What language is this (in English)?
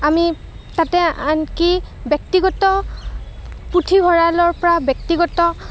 Assamese